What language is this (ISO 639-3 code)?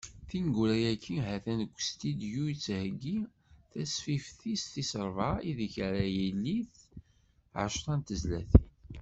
kab